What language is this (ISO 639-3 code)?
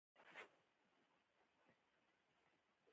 pus